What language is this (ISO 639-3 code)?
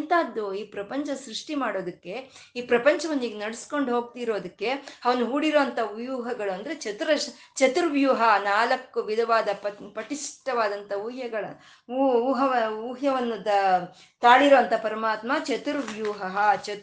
kan